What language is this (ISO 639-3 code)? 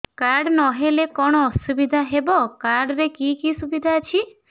ori